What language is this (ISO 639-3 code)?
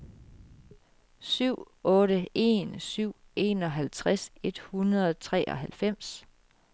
dan